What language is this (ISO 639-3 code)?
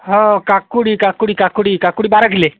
ori